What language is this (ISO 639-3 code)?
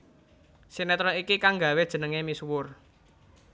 jav